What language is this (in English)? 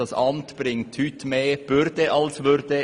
Swiss German